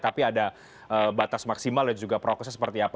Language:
Indonesian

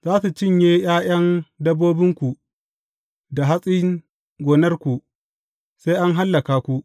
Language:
Hausa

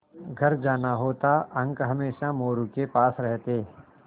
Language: Hindi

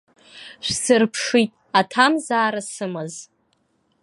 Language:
Abkhazian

